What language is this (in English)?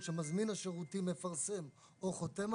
Hebrew